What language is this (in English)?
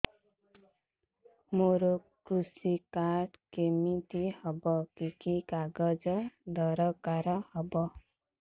Odia